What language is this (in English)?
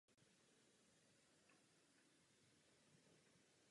Czech